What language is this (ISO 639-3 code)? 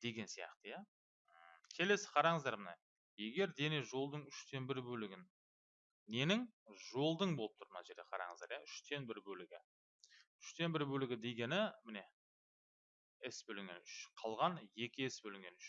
tur